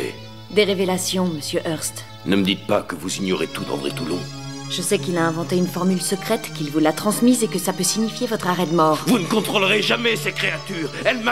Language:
French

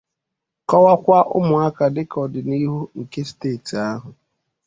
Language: Igbo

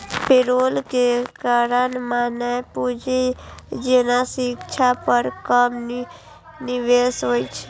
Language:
Maithili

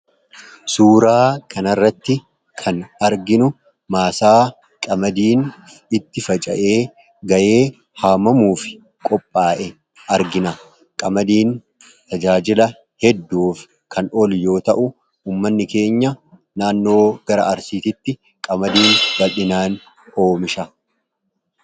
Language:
Oromo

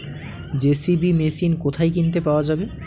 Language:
Bangla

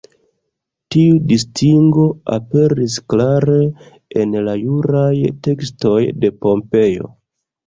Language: Esperanto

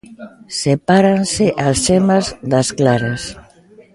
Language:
Galician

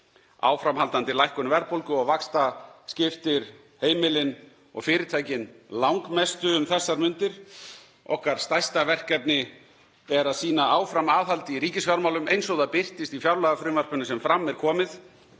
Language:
Icelandic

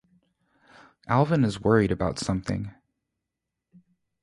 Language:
English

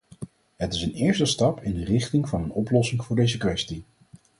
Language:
Dutch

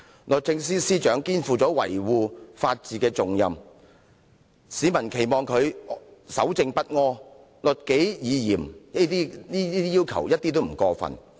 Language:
Cantonese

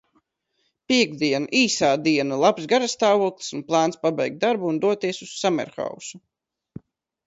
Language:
Latvian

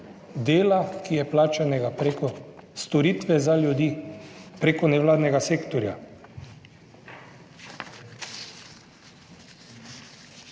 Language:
Slovenian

